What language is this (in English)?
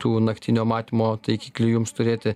Lithuanian